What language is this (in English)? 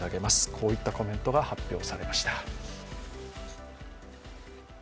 Japanese